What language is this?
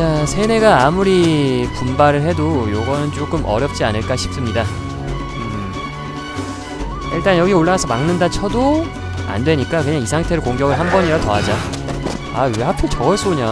Korean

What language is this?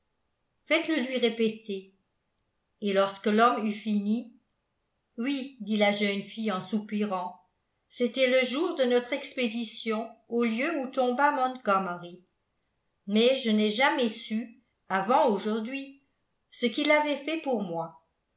French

